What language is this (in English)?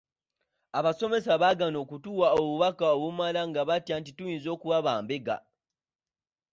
Ganda